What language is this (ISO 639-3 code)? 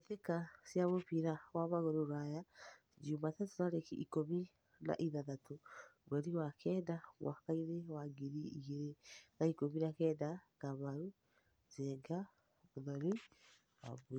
kik